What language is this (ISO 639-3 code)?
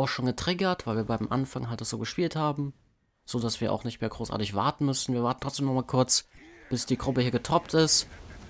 deu